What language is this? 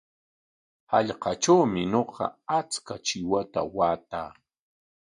Corongo Ancash Quechua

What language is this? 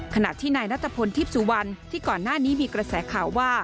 Thai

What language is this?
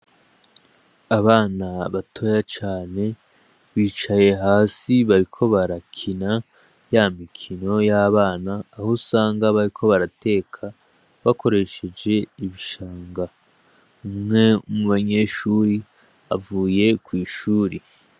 Rundi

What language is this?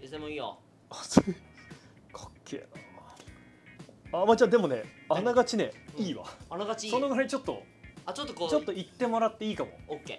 Japanese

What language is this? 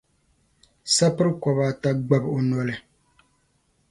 Dagbani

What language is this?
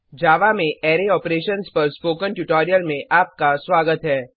Hindi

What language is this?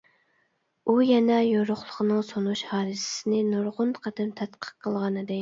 Uyghur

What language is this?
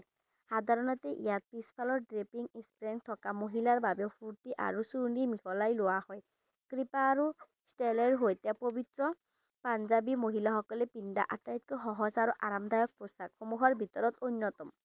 Assamese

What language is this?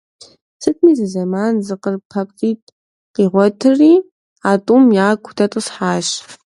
Kabardian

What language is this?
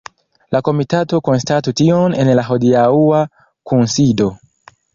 Esperanto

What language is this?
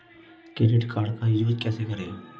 Hindi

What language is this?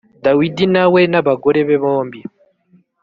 Kinyarwanda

